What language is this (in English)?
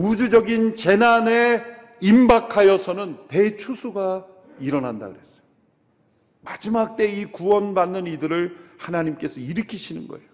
Korean